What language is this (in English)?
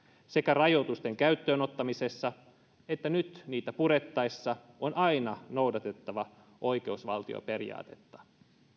Finnish